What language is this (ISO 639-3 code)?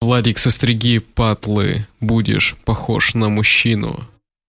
rus